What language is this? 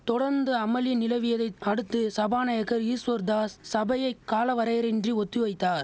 Tamil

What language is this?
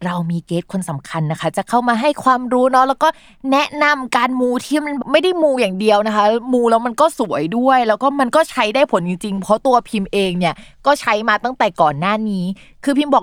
Thai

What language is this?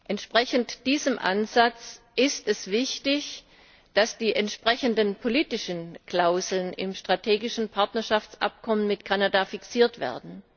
German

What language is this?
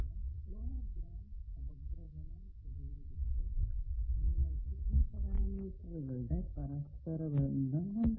Malayalam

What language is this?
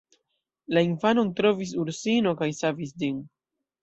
Esperanto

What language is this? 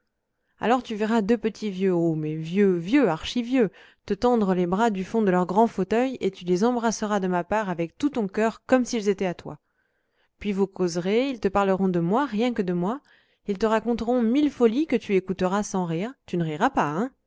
French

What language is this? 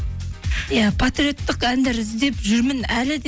Kazakh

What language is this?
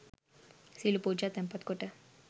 Sinhala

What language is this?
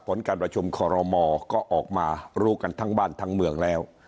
Thai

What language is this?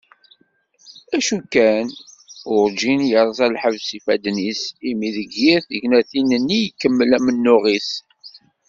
Kabyle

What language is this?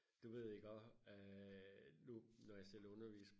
Danish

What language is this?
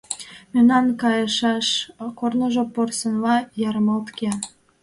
Mari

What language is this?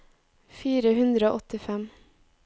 Norwegian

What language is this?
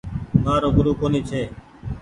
Goaria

